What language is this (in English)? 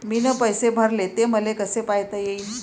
Marathi